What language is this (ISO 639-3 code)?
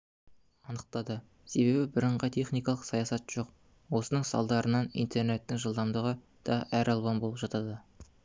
kaz